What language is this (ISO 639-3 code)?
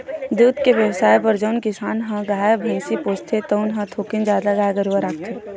hne